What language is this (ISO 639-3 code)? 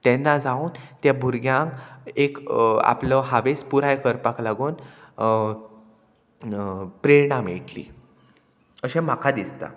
kok